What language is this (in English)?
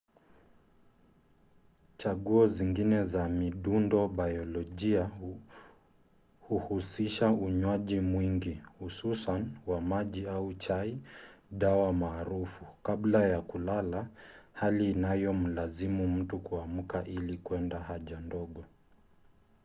Swahili